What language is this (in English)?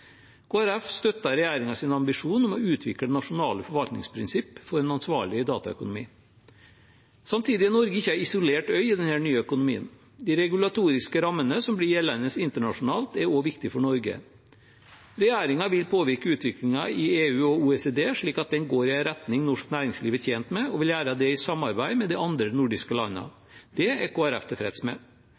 Norwegian Bokmål